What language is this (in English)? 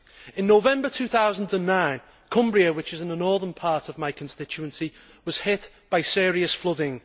English